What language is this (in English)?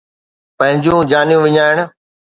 Sindhi